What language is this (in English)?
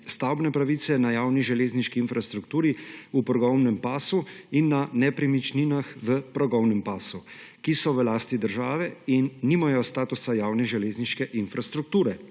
Slovenian